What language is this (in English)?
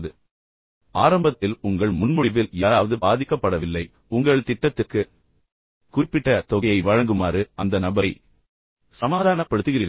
Tamil